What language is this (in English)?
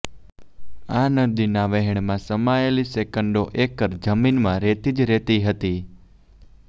Gujarati